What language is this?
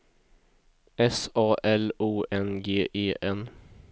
Swedish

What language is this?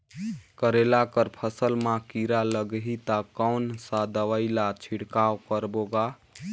Chhattisgarhi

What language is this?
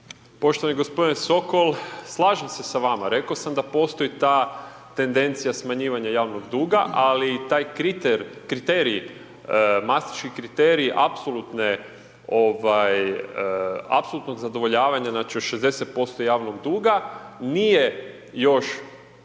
Croatian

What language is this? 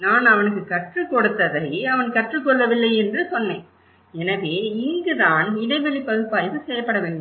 Tamil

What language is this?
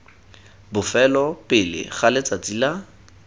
Tswana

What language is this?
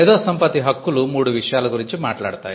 Telugu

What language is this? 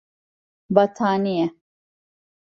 Turkish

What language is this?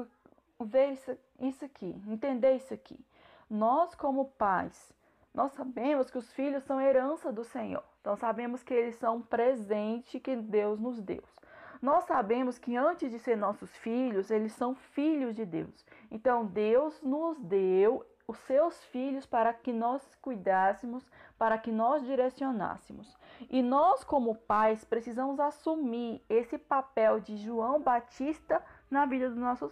Portuguese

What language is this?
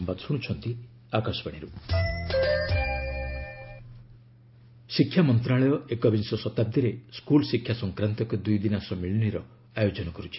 Odia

